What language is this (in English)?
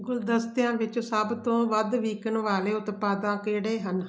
Punjabi